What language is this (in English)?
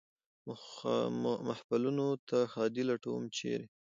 Pashto